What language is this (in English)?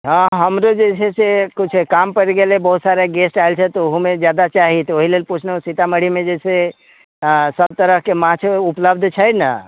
Maithili